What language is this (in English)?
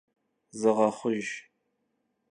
Kabardian